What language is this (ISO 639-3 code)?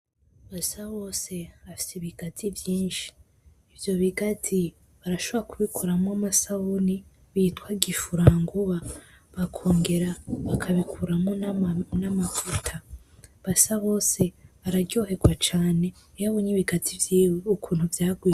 run